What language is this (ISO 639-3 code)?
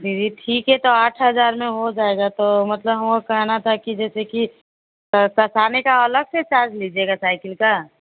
hin